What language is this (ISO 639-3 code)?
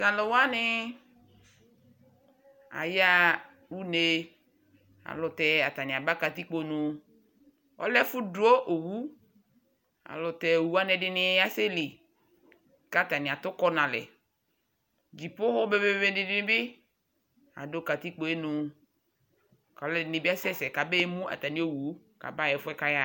kpo